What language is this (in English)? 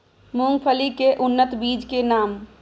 Maithili